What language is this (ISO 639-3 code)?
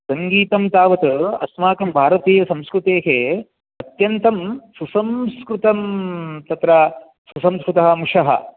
san